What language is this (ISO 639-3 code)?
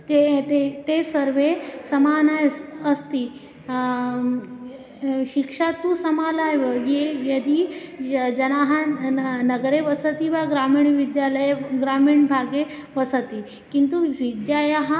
san